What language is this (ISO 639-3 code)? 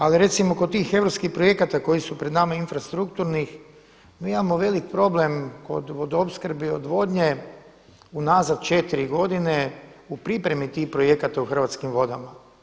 hrv